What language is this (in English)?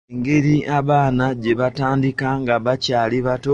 Ganda